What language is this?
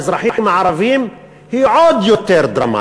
Hebrew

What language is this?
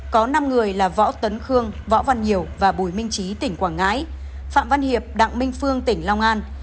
Vietnamese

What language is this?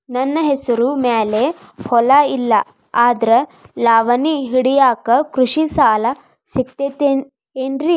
Kannada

